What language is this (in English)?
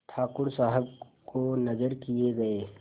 Hindi